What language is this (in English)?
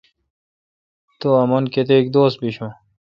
Kalkoti